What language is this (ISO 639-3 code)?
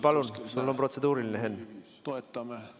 est